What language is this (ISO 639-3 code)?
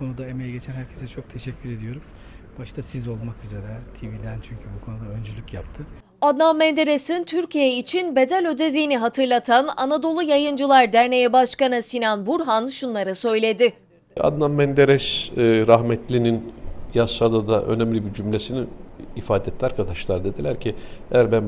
tur